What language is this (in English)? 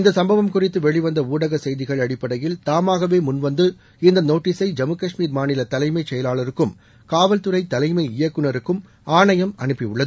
Tamil